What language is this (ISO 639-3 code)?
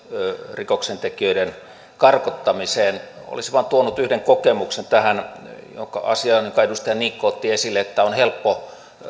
fin